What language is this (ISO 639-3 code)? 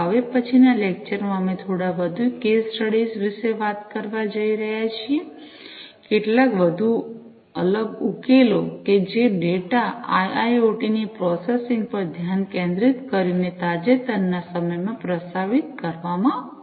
guj